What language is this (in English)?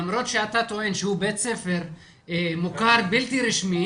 Hebrew